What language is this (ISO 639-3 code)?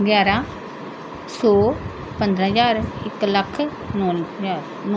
pan